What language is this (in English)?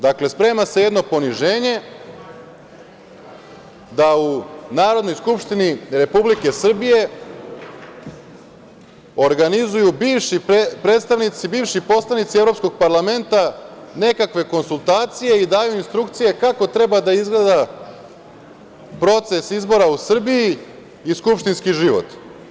Serbian